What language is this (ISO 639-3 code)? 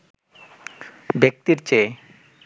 ben